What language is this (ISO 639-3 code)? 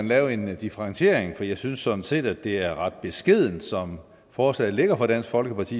dan